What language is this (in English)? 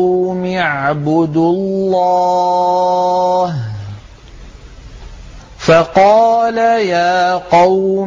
Arabic